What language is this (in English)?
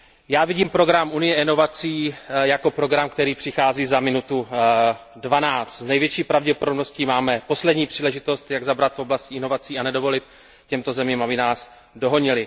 Czech